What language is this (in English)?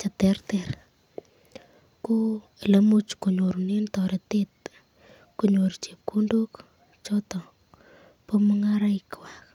Kalenjin